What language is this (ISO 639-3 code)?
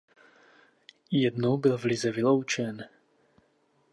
ces